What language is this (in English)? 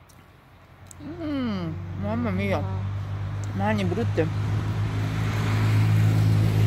Italian